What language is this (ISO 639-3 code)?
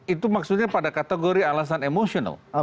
ind